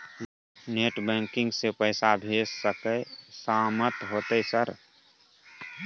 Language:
Maithili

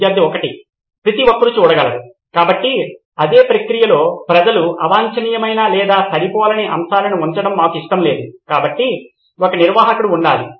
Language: Telugu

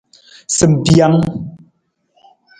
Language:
Nawdm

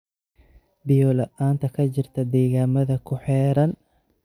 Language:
Somali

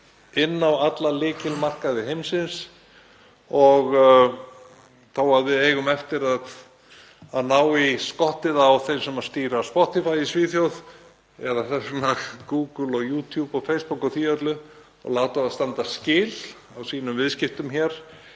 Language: Icelandic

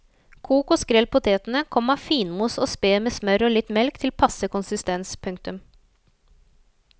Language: Norwegian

